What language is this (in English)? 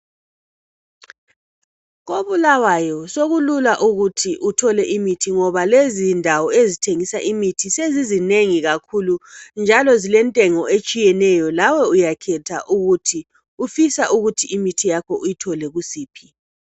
North Ndebele